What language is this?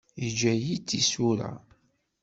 Kabyle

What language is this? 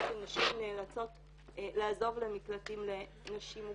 Hebrew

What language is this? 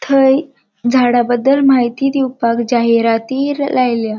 Konkani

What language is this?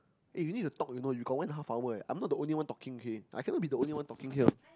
English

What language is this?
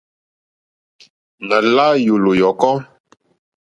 Mokpwe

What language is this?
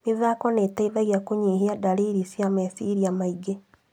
Kikuyu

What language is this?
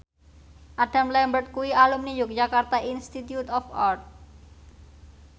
Javanese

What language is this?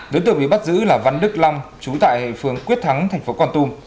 Vietnamese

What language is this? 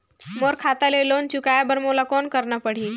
Chhattisgarhi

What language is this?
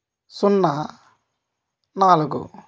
Telugu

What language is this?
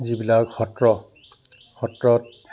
Assamese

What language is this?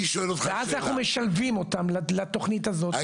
Hebrew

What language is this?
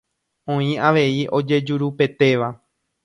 Guarani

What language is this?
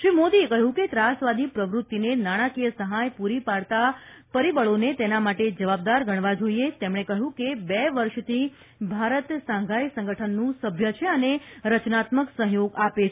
Gujarati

